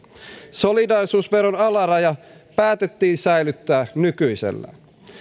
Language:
Finnish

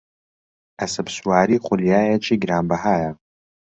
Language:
Central Kurdish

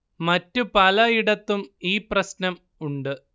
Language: Malayalam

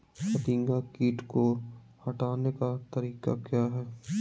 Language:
Magahi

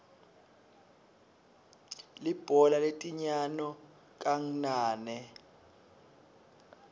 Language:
Swati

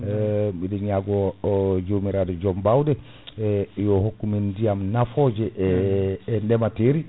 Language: Fula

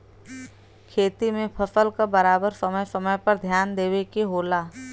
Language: Bhojpuri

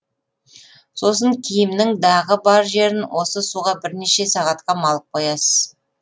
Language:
Kazakh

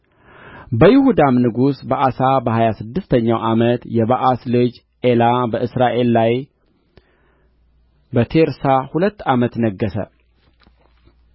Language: Amharic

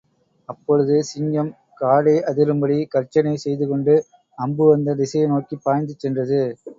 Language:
Tamil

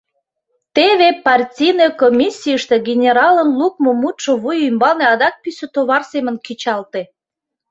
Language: Mari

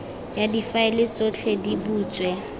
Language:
Tswana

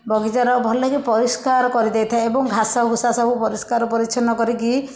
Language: Odia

